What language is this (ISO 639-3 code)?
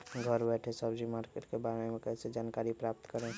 mag